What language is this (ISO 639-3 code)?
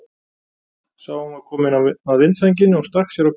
isl